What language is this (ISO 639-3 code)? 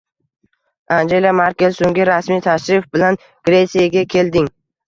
uzb